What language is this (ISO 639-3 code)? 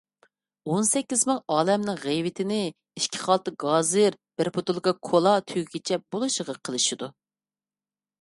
uig